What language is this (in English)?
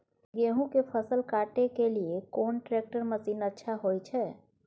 Maithili